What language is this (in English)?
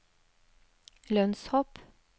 Norwegian